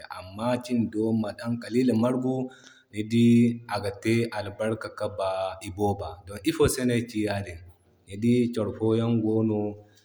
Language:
Zarma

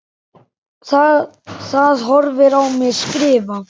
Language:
Icelandic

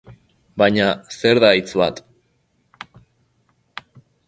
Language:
Basque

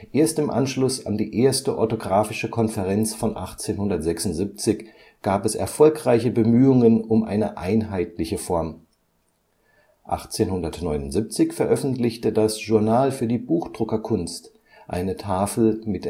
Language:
German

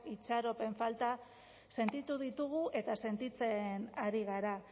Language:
Basque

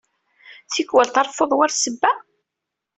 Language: Kabyle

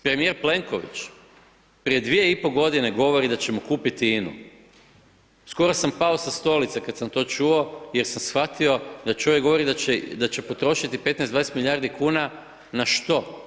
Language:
Croatian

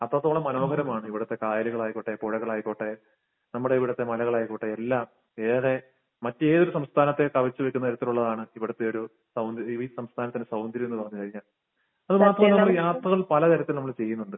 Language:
Malayalam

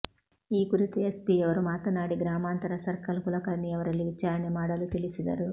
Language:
Kannada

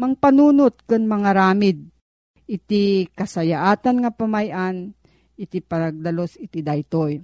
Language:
Filipino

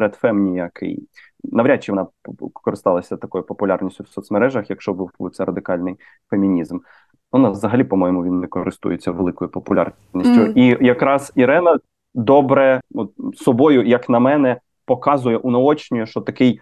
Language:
Ukrainian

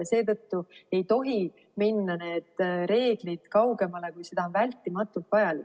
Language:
Estonian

